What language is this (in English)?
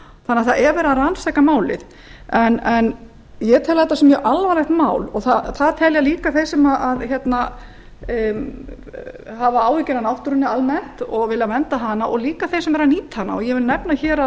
Icelandic